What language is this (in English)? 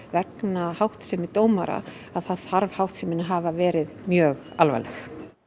Icelandic